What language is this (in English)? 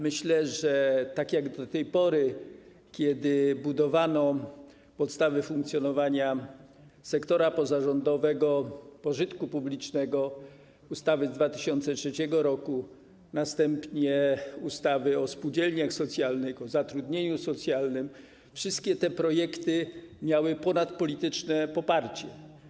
Polish